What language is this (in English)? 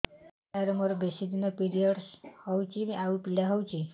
Odia